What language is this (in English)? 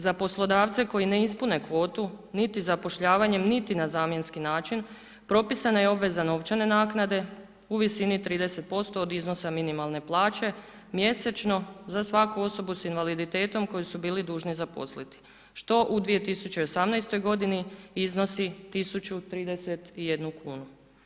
Croatian